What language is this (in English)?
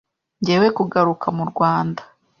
Kinyarwanda